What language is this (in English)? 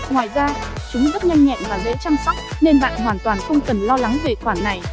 Vietnamese